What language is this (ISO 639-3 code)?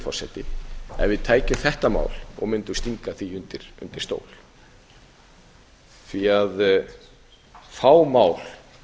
isl